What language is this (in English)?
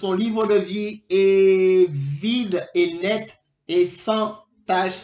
French